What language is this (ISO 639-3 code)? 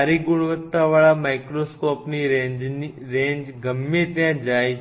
guj